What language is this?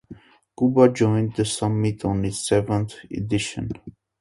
English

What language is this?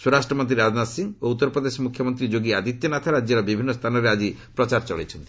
Odia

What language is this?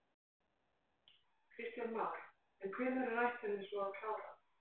Icelandic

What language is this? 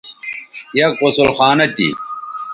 Bateri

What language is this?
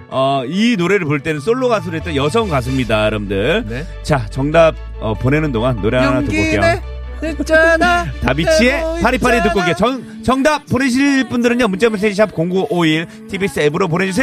Korean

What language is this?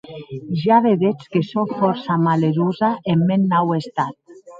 Occitan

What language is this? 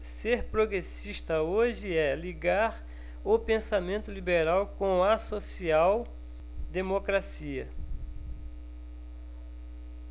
Portuguese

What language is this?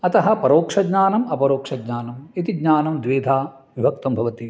Sanskrit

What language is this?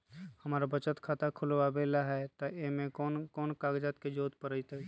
Magahi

